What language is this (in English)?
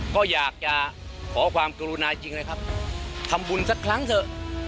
Thai